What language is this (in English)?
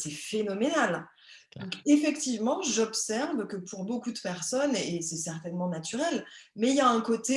French